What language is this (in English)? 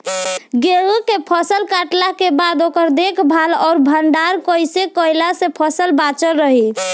Bhojpuri